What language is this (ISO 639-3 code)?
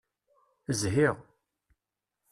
kab